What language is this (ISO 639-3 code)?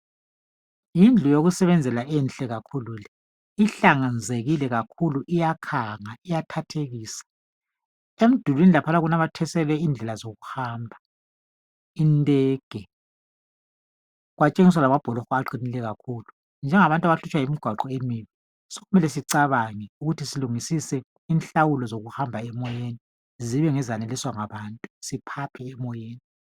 nde